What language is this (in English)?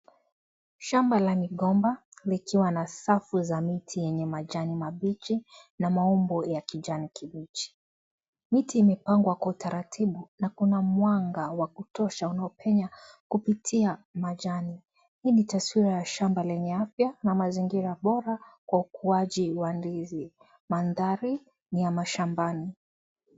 Swahili